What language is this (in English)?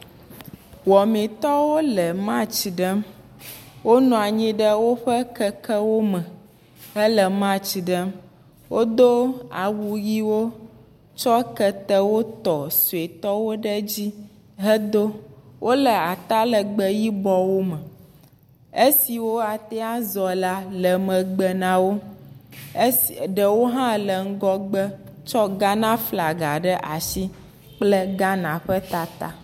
Ewe